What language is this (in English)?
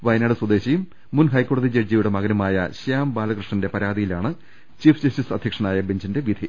Malayalam